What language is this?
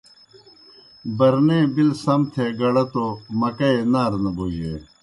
Kohistani Shina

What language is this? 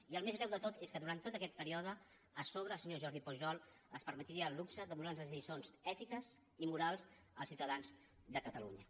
Catalan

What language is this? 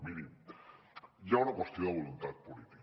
Catalan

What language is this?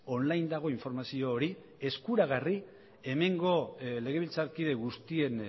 Basque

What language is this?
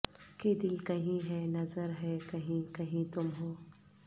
Urdu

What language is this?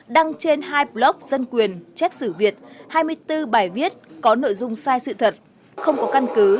Vietnamese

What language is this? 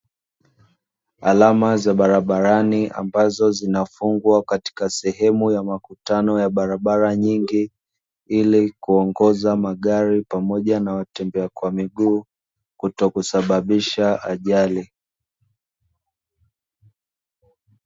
Swahili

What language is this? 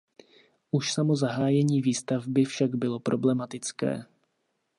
Czech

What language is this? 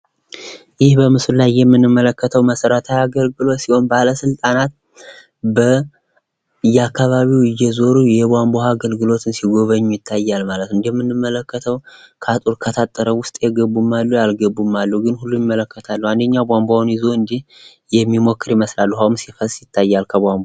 Amharic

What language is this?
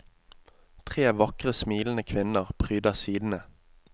Norwegian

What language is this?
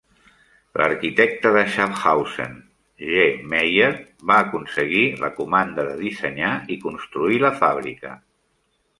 Catalan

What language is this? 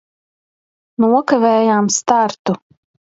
Latvian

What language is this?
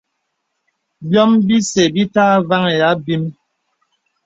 Bebele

